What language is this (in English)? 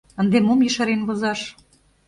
Mari